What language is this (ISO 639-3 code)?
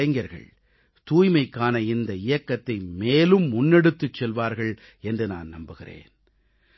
tam